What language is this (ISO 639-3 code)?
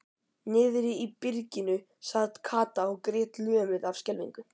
isl